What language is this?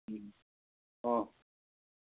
Assamese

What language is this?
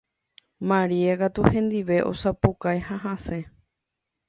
Guarani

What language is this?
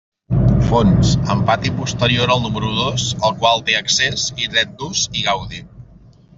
Catalan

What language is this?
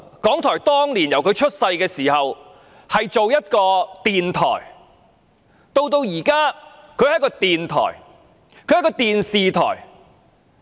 Cantonese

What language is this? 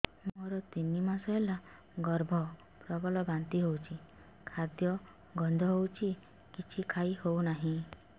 Odia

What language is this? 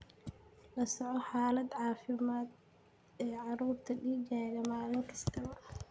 Somali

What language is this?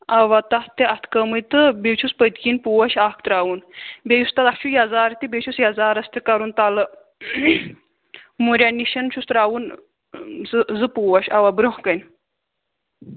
Kashmiri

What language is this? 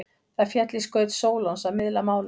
Icelandic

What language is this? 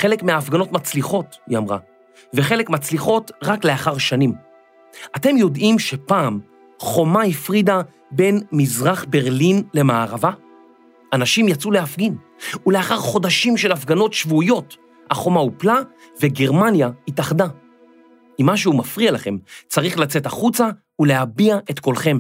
Hebrew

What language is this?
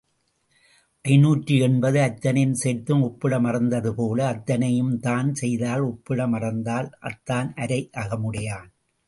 Tamil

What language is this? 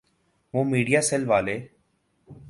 Urdu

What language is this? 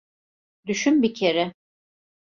Turkish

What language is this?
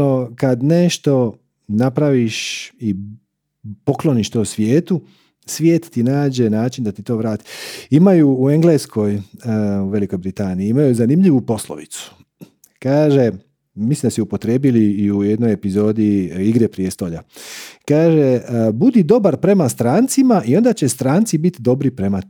Croatian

